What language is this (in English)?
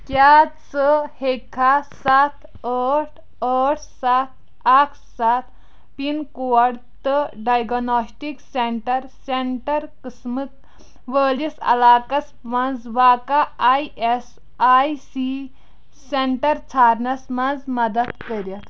Kashmiri